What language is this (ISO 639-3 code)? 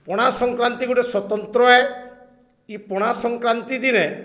ori